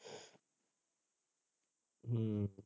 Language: Punjabi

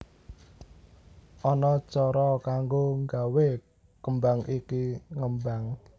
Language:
Javanese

